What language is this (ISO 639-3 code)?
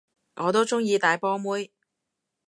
yue